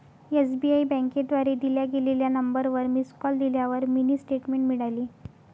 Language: Marathi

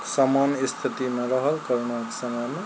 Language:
Maithili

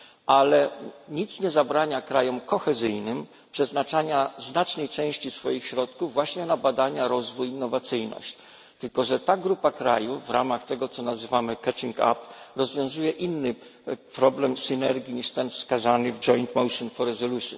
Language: Polish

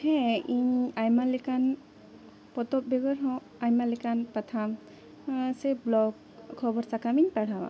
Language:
Santali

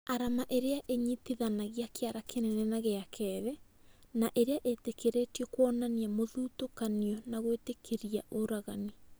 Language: Kikuyu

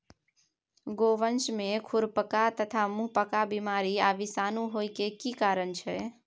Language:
Maithili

